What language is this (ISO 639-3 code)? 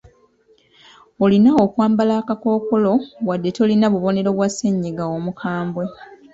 lug